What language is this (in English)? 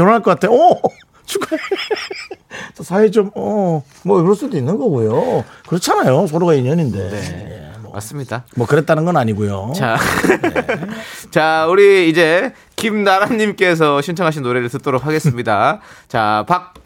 Korean